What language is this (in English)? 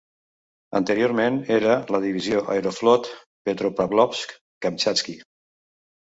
Catalan